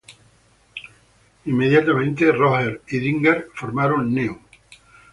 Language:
Spanish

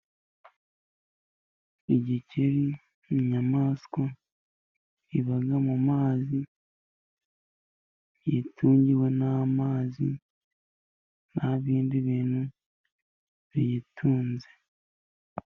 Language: Kinyarwanda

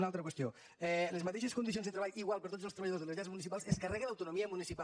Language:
Catalan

